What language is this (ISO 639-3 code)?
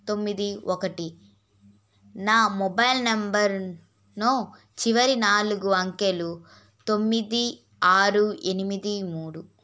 tel